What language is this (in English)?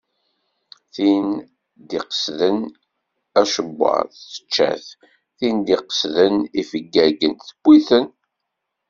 Kabyle